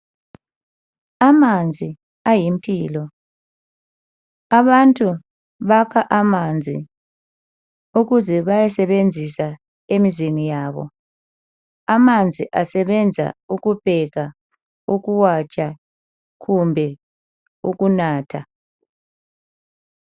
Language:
North Ndebele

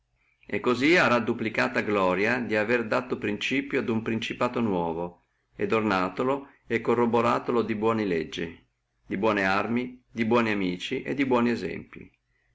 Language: Italian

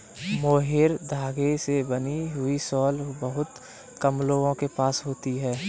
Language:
Hindi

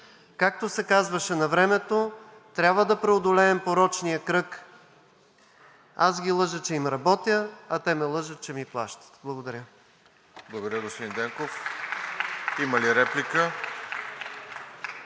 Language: Bulgarian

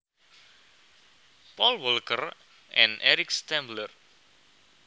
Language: Javanese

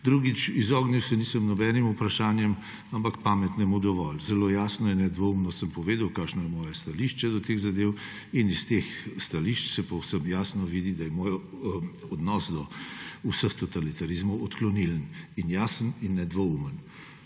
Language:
Slovenian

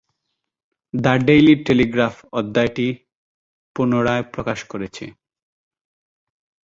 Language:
Bangla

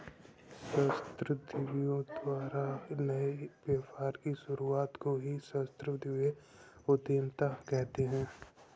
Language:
Hindi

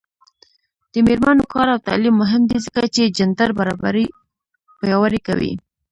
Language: Pashto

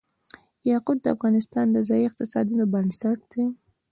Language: Pashto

